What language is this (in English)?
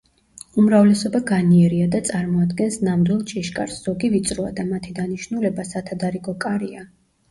Georgian